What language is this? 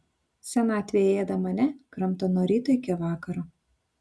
Lithuanian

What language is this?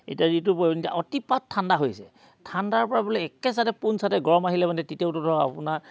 Assamese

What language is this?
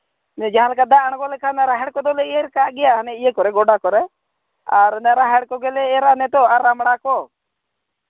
Santali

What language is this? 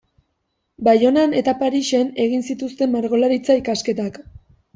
Basque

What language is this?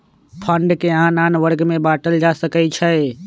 Magahi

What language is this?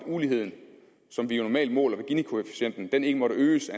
Danish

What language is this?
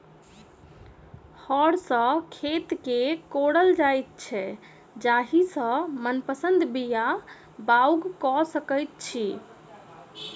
Maithili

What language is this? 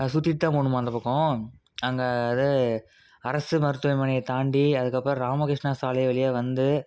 Tamil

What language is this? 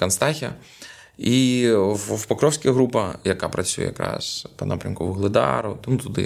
Ukrainian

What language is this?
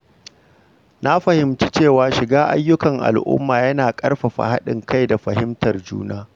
Hausa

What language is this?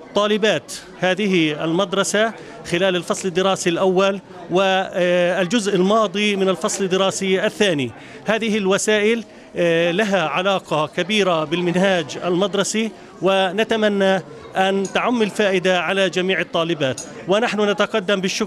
Arabic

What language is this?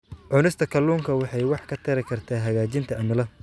Somali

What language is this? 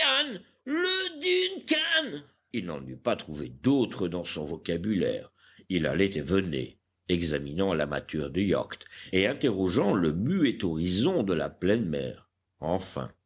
French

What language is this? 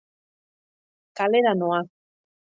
Basque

